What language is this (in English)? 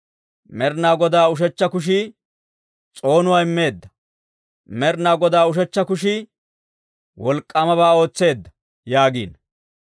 Dawro